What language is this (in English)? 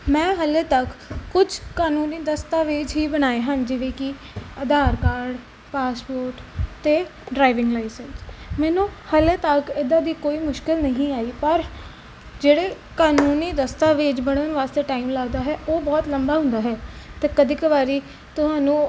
Punjabi